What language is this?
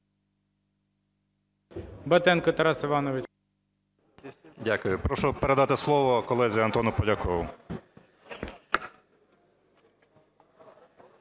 Ukrainian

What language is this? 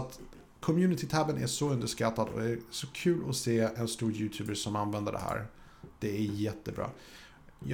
Swedish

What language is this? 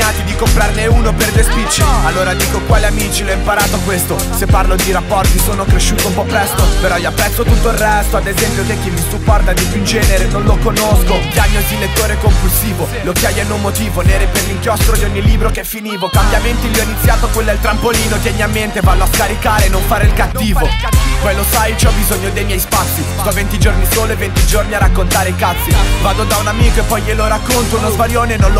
Italian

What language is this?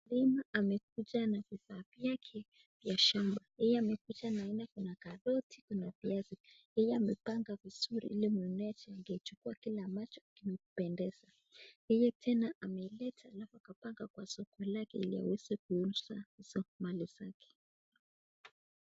Swahili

